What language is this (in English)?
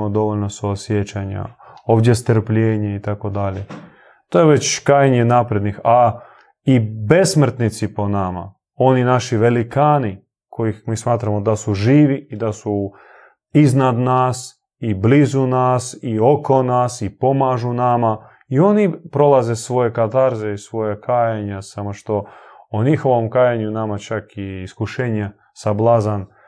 Croatian